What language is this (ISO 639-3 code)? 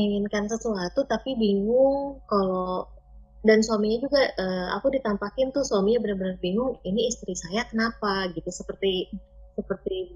ind